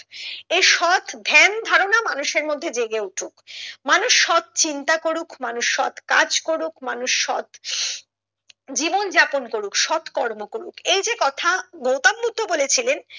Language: Bangla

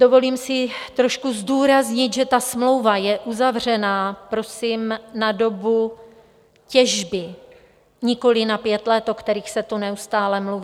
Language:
Czech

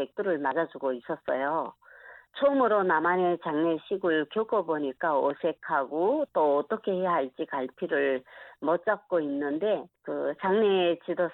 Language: Korean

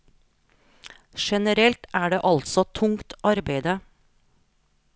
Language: Norwegian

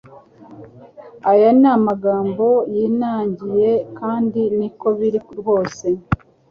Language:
Kinyarwanda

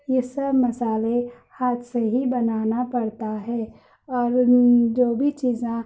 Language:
Urdu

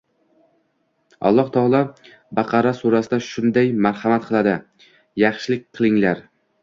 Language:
Uzbek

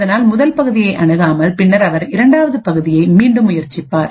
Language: Tamil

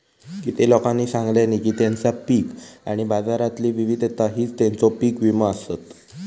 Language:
Marathi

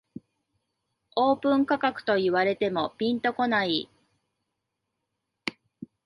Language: Japanese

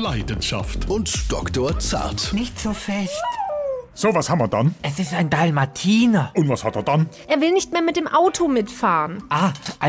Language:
German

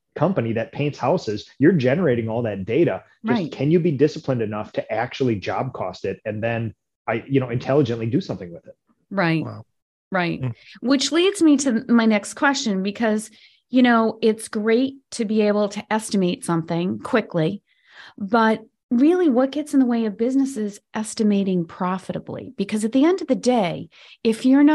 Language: English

